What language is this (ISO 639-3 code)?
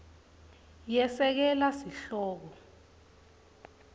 ssw